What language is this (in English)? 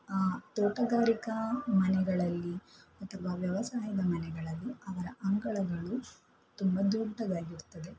Kannada